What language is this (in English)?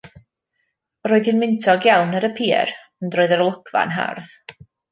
Welsh